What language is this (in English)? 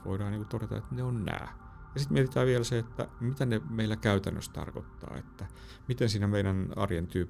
Finnish